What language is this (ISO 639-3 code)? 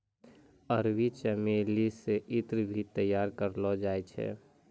mai